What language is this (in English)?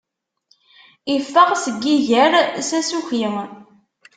Kabyle